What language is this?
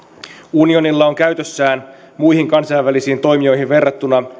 Finnish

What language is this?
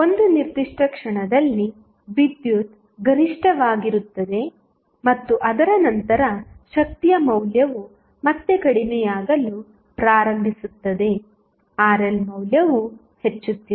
Kannada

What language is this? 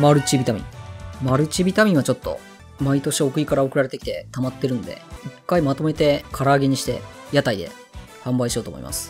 Japanese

